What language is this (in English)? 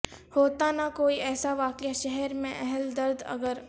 Urdu